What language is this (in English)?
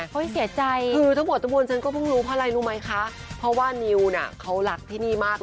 Thai